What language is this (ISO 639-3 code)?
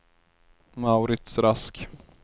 swe